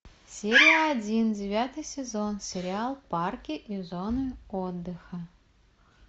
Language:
Russian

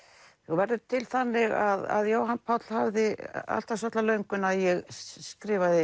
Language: Icelandic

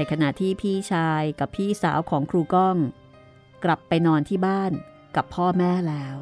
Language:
Thai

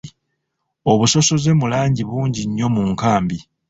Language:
Ganda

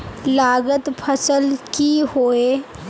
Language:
Magahi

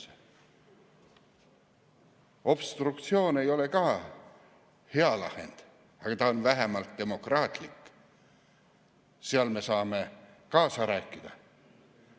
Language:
Estonian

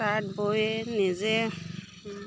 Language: Assamese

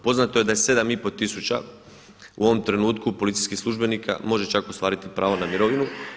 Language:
Croatian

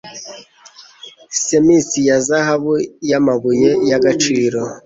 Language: Kinyarwanda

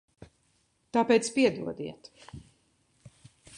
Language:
Latvian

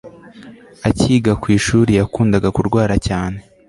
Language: Kinyarwanda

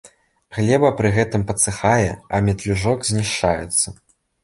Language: Belarusian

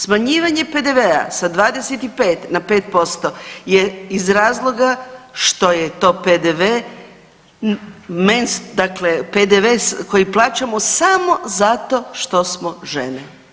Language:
Croatian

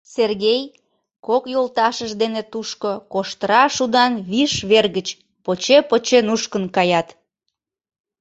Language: Mari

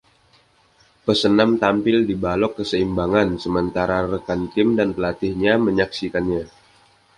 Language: Indonesian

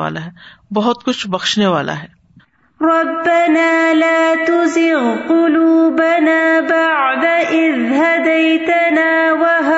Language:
Urdu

